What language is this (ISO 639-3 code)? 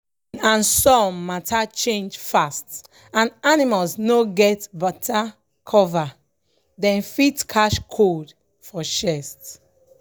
pcm